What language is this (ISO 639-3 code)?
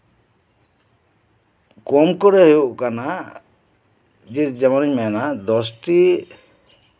sat